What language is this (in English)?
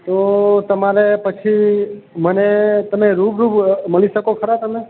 Gujarati